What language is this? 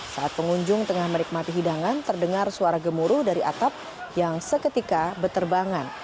Indonesian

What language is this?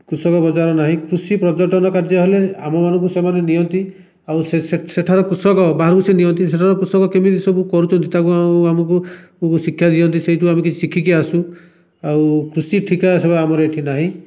Odia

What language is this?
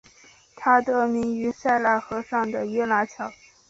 Chinese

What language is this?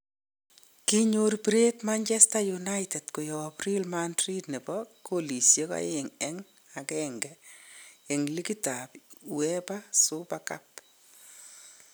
Kalenjin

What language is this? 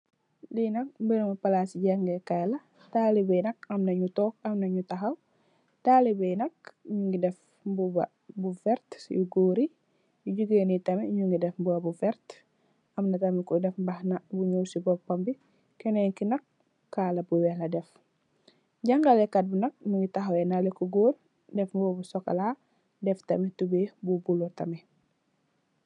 Wolof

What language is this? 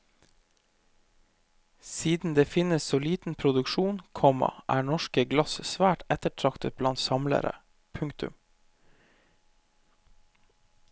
Norwegian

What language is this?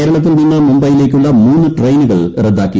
Malayalam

